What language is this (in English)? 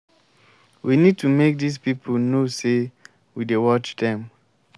Nigerian Pidgin